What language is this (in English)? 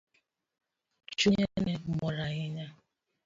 Luo (Kenya and Tanzania)